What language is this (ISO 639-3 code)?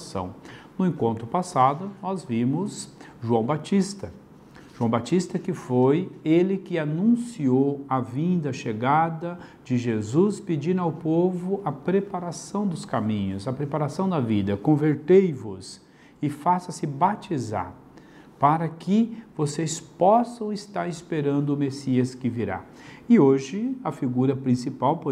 por